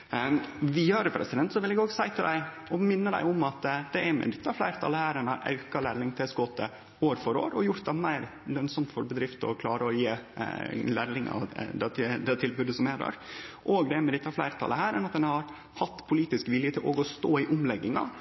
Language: Norwegian Nynorsk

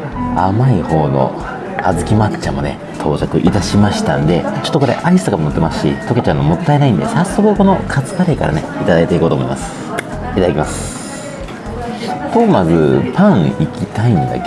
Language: Japanese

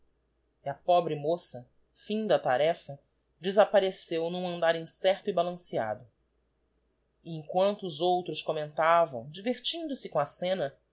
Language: Portuguese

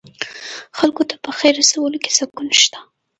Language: Pashto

